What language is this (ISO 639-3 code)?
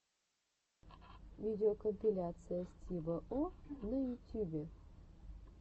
rus